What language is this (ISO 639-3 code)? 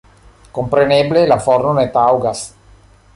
epo